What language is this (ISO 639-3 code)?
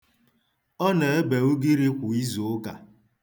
ibo